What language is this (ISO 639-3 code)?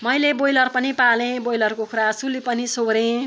nep